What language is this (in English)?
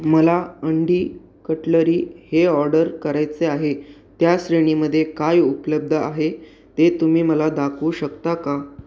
Marathi